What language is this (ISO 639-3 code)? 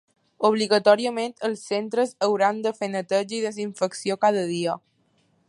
cat